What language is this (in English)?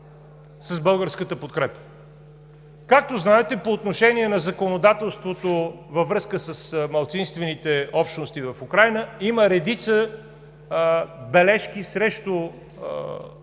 Bulgarian